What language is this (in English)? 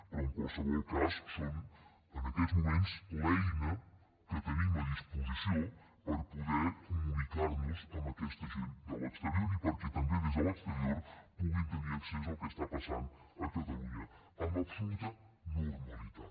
Catalan